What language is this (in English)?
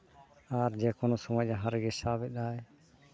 Santali